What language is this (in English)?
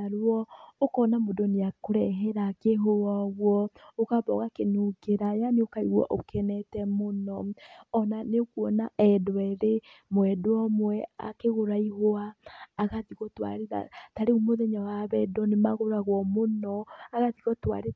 Kikuyu